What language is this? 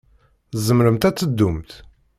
Kabyle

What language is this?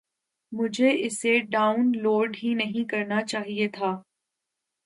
Urdu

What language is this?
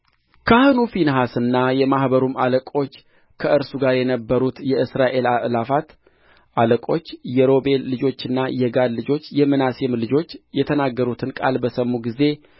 Amharic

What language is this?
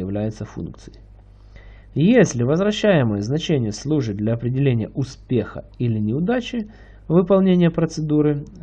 Russian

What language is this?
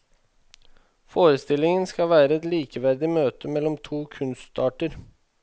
Norwegian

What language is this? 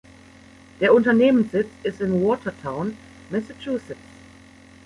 German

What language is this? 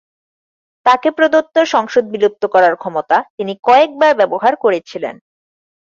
Bangla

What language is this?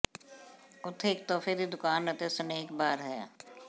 Punjabi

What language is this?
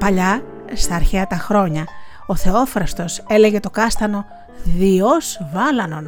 Greek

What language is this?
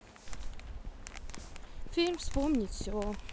Russian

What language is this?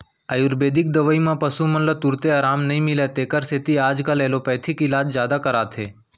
Chhattisgarhi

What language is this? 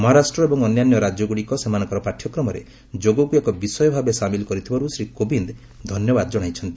Odia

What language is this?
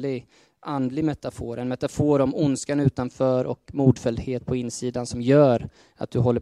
Swedish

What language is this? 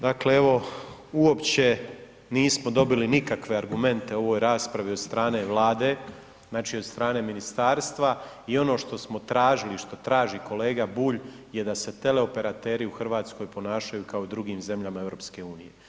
Croatian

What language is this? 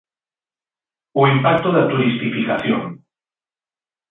Galician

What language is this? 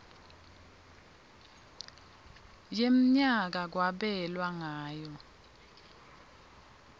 Swati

